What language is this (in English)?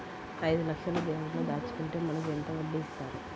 Telugu